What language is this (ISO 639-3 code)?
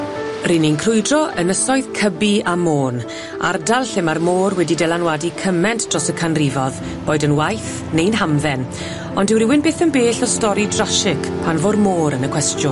cym